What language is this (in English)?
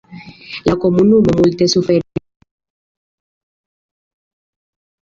Esperanto